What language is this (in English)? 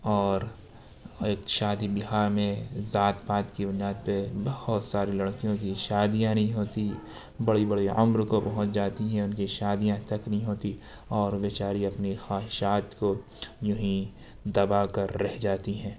Urdu